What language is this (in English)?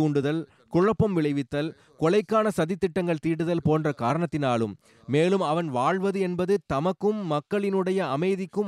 Tamil